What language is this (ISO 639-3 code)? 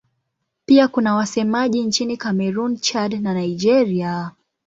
swa